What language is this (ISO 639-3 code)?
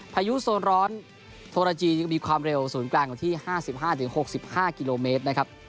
tha